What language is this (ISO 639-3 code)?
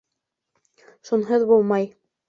bak